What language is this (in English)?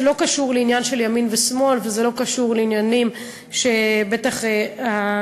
Hebrew